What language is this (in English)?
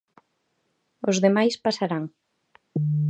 Galician